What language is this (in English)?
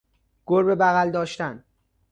Persian